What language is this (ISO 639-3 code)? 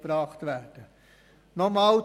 gsw